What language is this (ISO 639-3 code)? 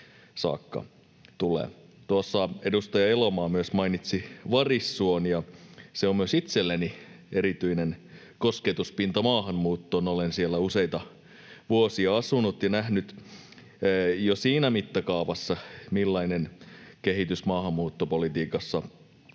fin